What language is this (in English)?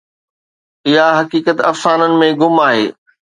Sindhi